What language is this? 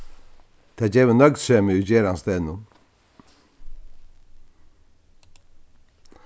Faroese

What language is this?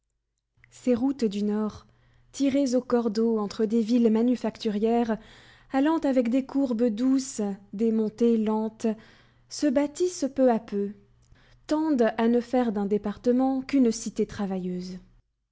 French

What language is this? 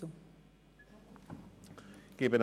Swiss German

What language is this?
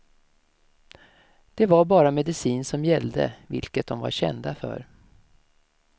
Swedish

